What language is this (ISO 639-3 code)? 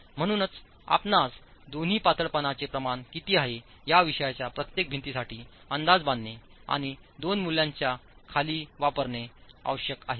mar